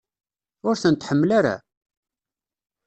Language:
Kabyle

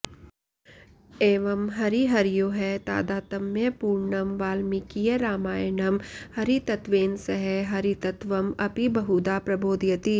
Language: Sanskrit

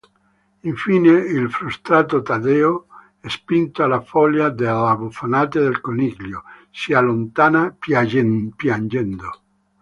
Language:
Italian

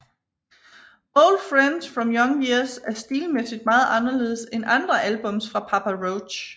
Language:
Danish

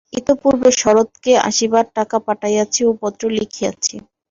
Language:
Bangla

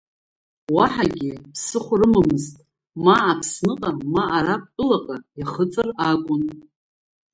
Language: Abkhazian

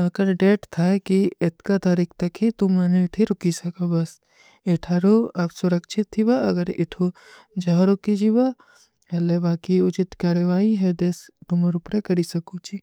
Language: Kui (India)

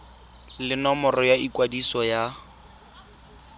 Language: Tswana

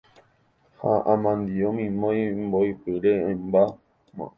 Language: Guarani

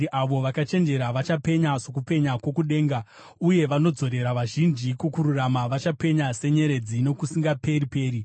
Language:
Shona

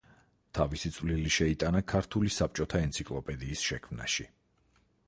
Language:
Georgian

